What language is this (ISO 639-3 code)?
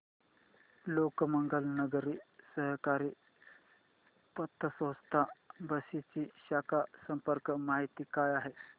mar